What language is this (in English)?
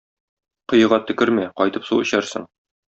Tatar